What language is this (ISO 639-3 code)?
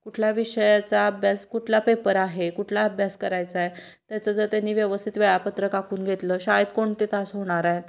mar